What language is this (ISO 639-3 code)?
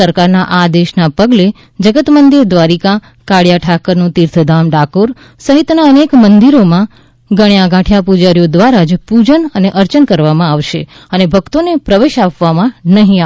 guj